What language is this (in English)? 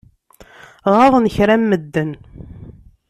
Kabyle